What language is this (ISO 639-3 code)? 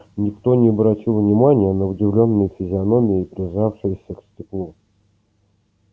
rus